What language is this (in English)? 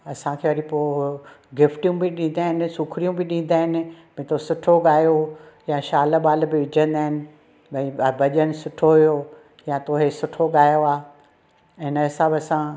Sindhi